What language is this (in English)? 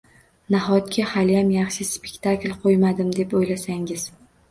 Uzbek